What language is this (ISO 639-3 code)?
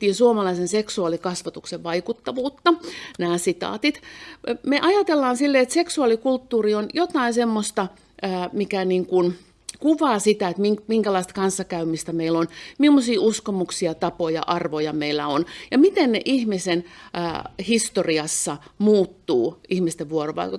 fin